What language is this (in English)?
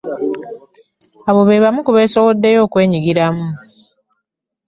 Ganda